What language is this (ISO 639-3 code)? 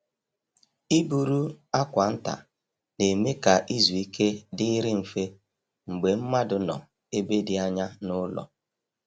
ibo